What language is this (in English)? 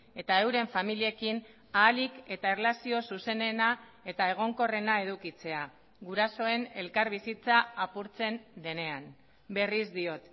Basque